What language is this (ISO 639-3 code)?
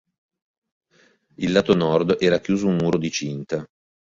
ita